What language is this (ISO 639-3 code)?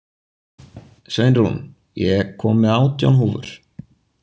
isl